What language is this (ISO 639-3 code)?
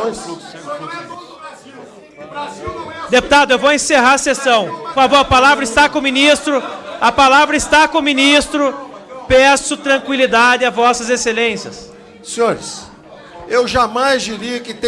por